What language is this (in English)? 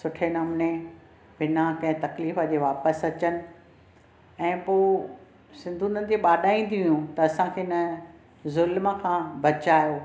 Sindhi